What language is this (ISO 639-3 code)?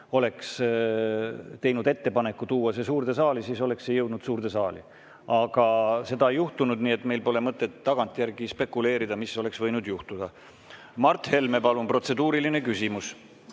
est